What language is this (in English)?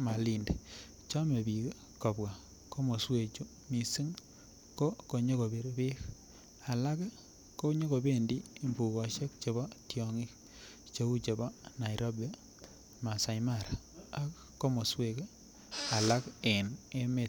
Kalenjin